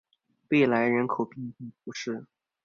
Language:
Chinese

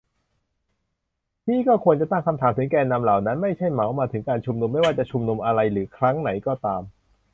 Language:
Thai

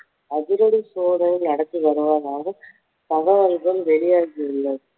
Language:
Tamil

